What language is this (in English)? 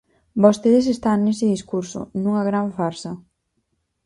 Galician